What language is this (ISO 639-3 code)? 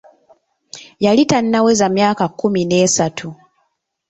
lug